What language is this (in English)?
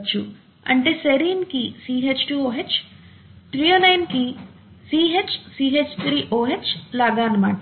Telugu